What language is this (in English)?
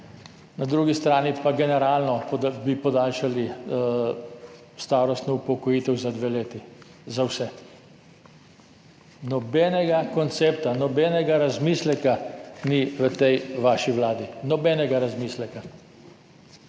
Slovenian